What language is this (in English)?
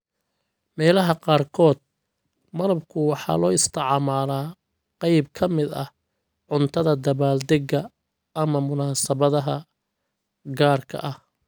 Somali